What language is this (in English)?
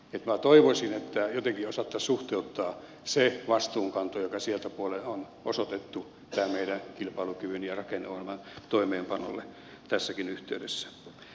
Finnish